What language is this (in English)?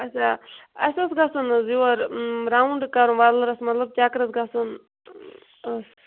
Kashmiri